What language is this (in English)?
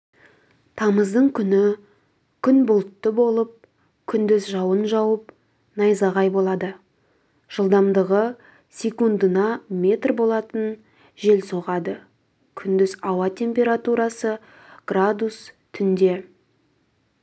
Kazakh